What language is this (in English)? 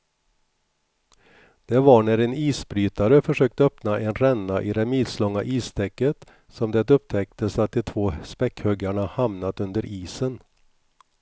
Swedish